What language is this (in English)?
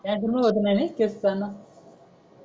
Marathi